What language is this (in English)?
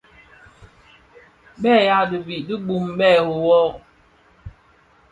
Bafia